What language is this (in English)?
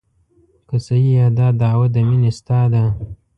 Pashto